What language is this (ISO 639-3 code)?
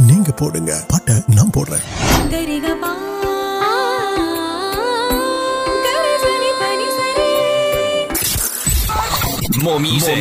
urd